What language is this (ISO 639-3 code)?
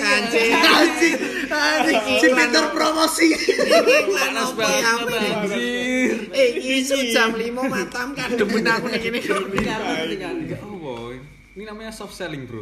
ind